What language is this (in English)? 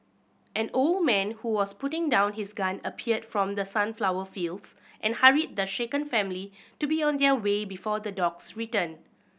English